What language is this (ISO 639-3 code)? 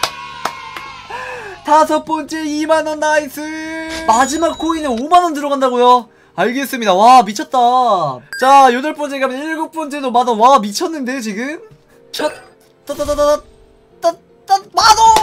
kor